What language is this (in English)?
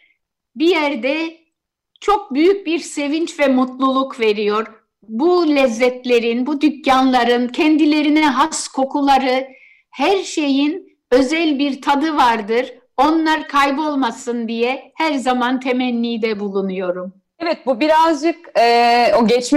Turkish